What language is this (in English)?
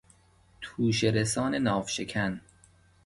Persian